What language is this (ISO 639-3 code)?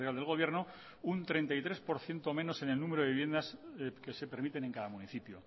spa